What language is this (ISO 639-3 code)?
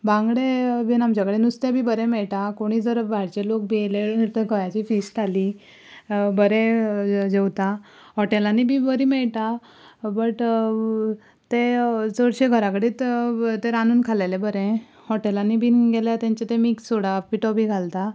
kok